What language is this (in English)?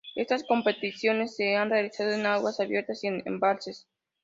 Spanish